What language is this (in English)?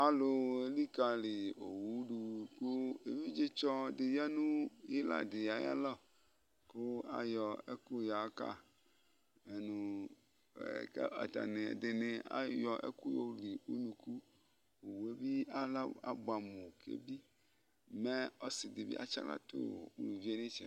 Ikposo